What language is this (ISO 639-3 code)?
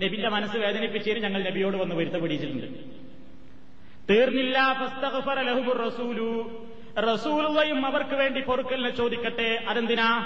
mal